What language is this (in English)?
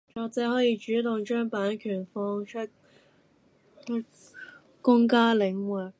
Cantonese